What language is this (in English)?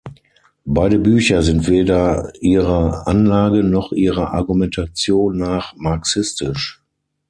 German